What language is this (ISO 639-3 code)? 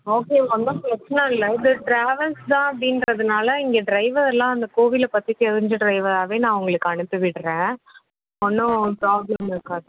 tam